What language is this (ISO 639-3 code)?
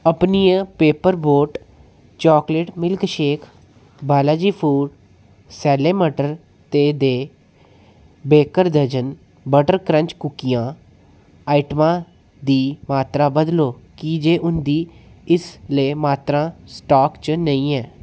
doi